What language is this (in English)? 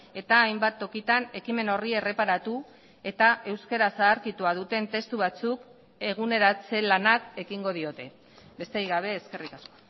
Basque